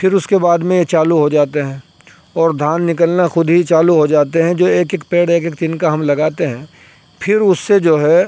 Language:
Urdu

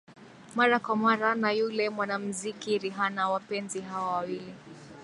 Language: Swahili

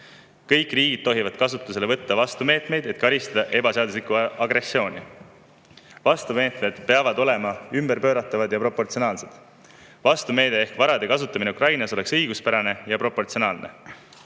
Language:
Estonian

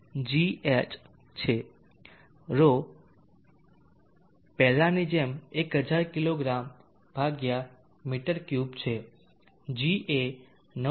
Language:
Gujarati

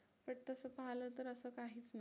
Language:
Marathi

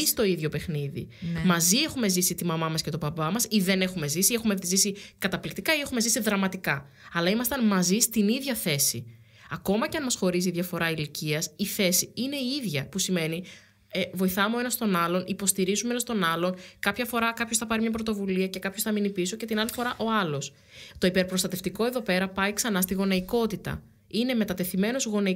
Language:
Greek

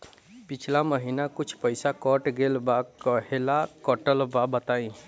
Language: Bhojpuri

